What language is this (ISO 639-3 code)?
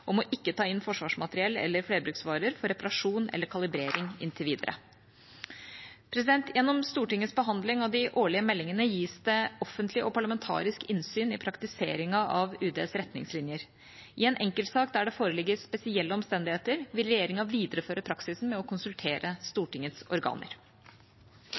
nob